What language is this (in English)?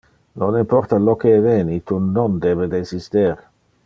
Interlingua